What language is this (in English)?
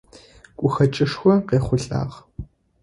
Adyghe